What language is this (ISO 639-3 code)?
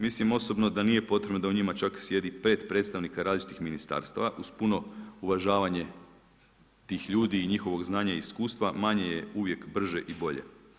hrv